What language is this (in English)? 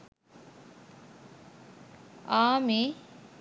Sinhala